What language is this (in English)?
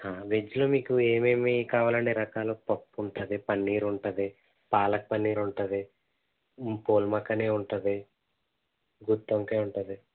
Telugu